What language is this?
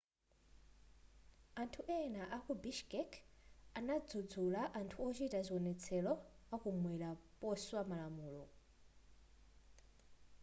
Nyanja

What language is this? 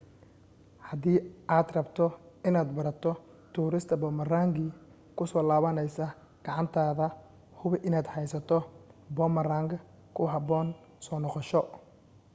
Somali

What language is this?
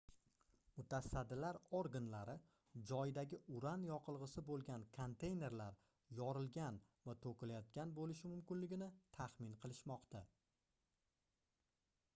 Uzbek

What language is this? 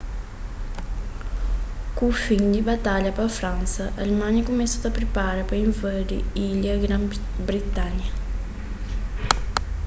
Kabuverdianu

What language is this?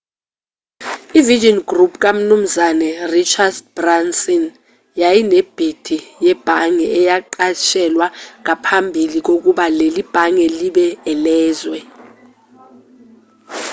Zulu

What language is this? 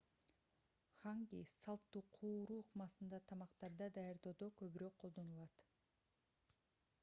Kyrgyz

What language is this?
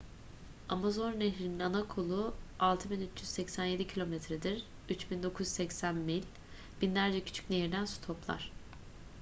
Turkish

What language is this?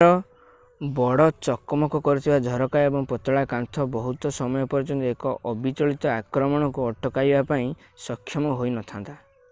Odia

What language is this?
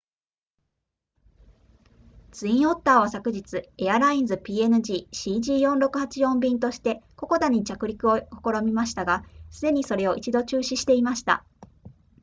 Japanese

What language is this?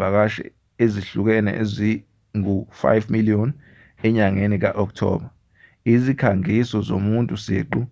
Zulu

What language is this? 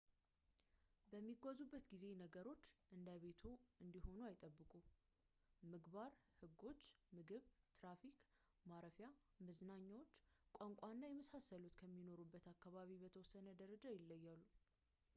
Amharic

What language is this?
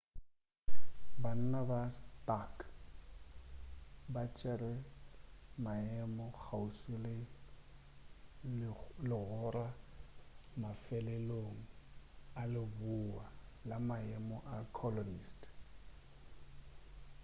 Northern Sotho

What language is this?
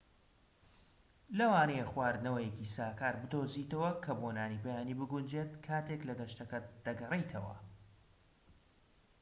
Central Kurdish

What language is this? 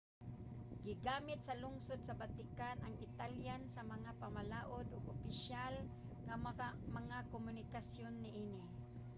Cebuano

